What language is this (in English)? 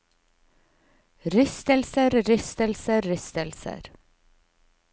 Norwegian